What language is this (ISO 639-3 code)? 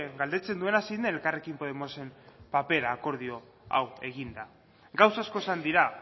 eus